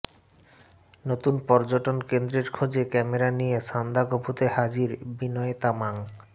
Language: Bangla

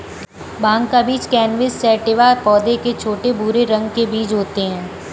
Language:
Hindi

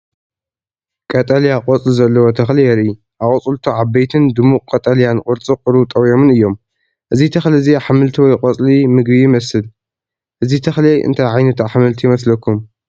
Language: Tigrinya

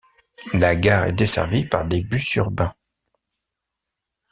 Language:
French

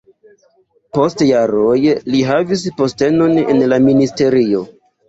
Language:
Esperanto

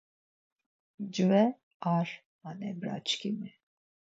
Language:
Laz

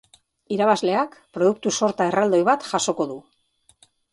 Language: Basque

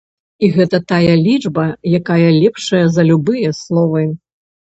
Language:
Belarusian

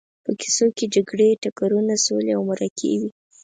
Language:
Pashto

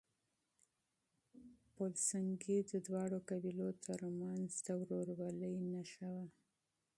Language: Pashto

